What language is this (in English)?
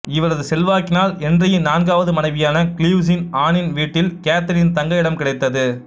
Tamil